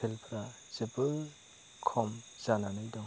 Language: Bodo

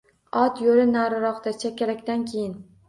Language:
Uzbek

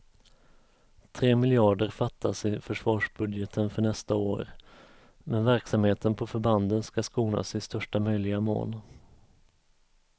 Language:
Swedish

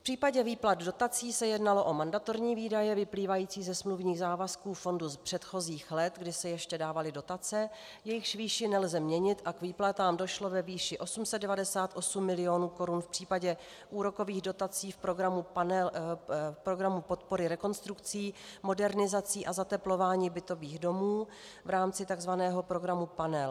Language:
Czech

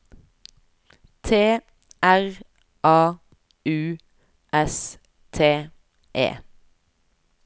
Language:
Norwegian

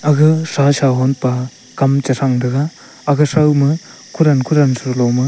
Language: Wancho Naga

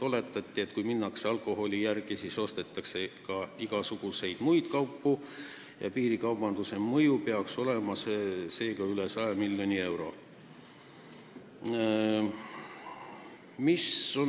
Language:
Estonian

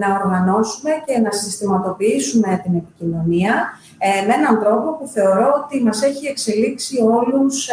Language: Greek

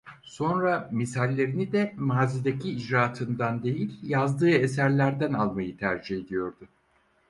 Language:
Turkish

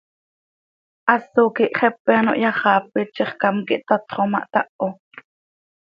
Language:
Seri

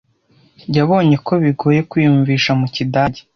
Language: Kinyarwanda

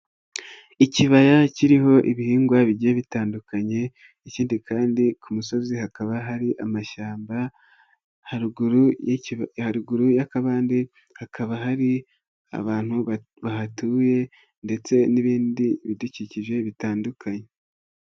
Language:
Kinyarwanda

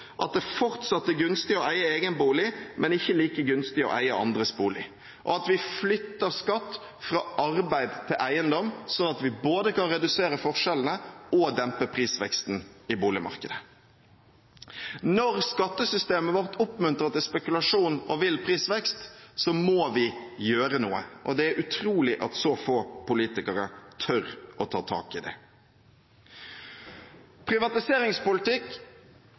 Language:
Norwegian Bokmål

